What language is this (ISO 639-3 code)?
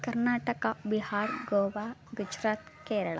kan